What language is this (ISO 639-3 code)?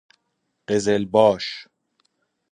fas